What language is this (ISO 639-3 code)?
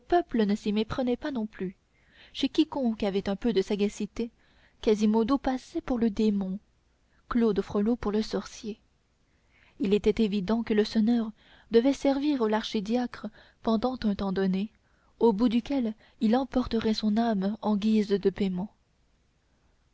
fra